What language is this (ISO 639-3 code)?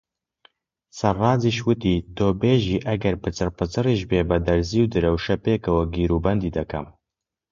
ckb